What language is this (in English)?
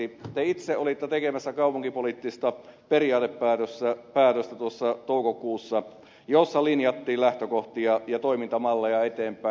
Finnish